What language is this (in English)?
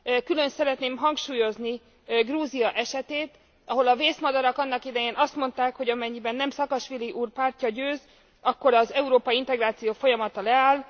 Hungarian